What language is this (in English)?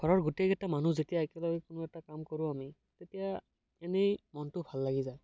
Assamese